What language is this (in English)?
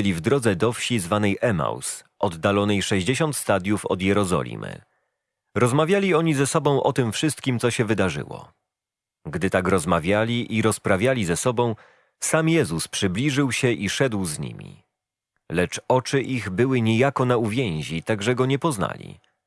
Polish